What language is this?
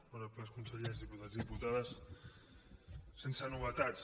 Catalan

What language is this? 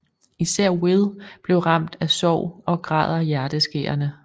Danish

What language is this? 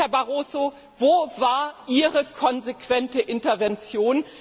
German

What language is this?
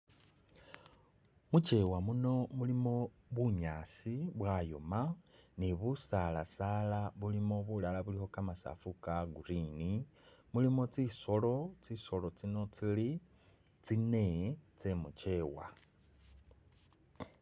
Masaaba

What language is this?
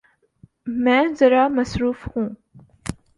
Urdu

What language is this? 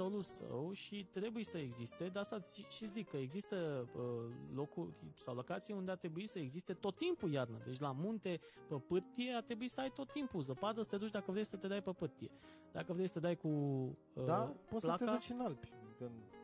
Romanian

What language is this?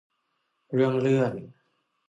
Thai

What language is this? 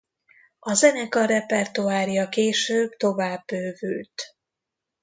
Hungarian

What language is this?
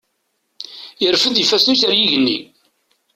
Kabyle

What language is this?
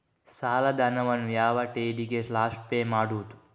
Kannada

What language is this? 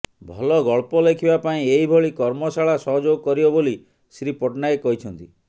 Odia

